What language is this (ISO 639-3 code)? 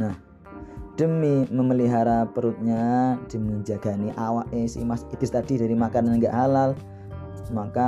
ind